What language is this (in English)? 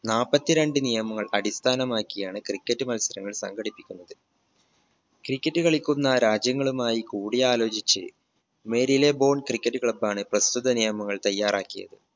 Malayalam